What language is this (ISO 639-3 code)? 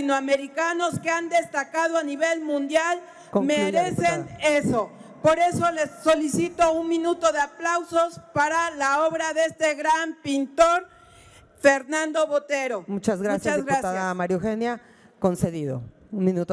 spa